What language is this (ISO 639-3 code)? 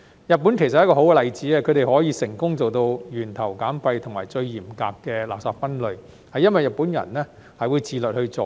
yue